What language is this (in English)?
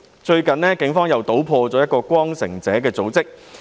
Cantonese